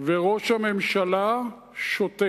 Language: Hebrew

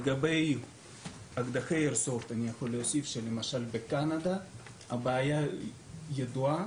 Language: Hebrew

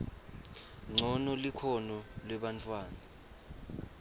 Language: Swati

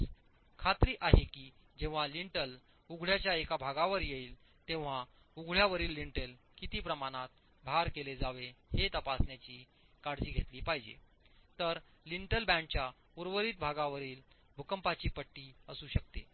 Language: Marathi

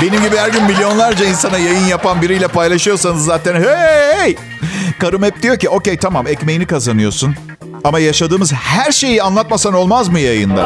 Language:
Turkish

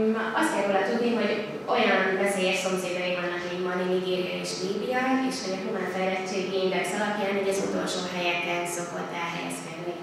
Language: Hungarian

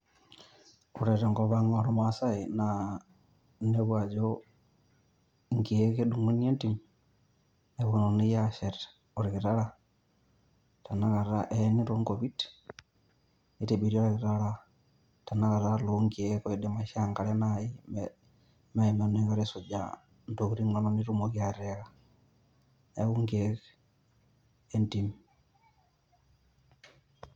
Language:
Masai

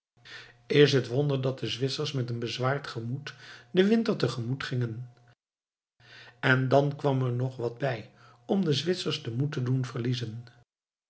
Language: Dutch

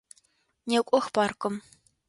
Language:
Adyghe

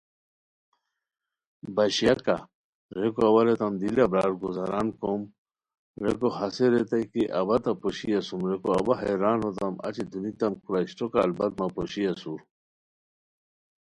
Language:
Khowar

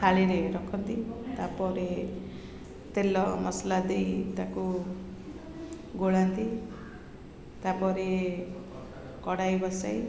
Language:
Odia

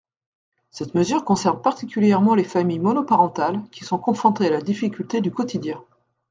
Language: French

